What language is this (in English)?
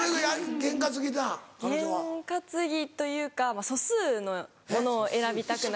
Japanese